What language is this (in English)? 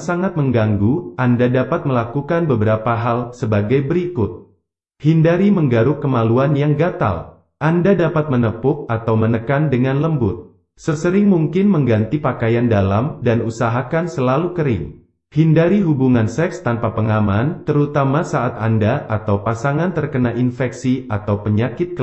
Indonesian